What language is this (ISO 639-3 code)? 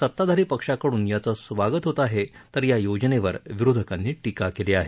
mar